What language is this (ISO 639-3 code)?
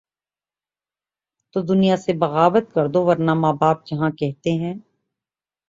urd